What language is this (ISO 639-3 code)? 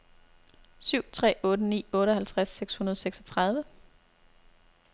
dan